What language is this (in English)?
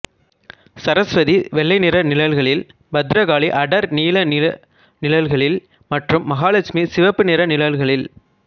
Tamil